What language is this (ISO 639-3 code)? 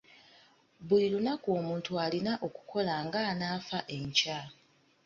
lug